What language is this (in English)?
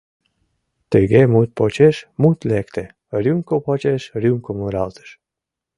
Mari